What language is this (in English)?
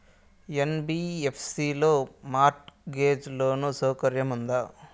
Telugu